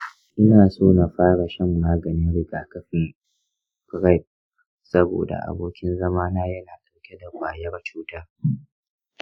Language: Hausa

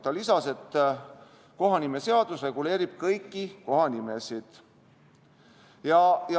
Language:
Estonian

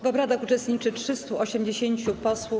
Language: Polish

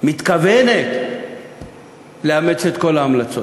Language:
Hebrew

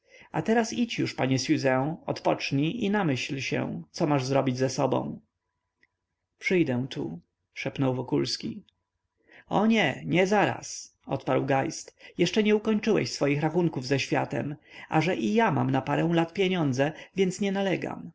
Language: Polish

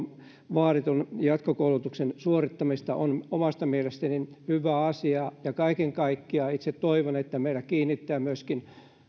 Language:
Finnish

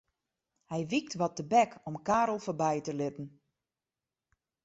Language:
Western Frisian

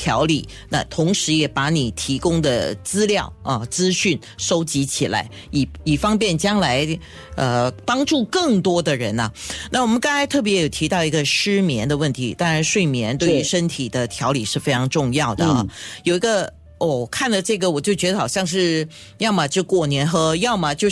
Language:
Chinese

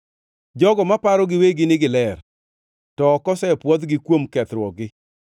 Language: Luo (Kenya and Tanzania)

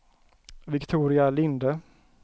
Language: Swedish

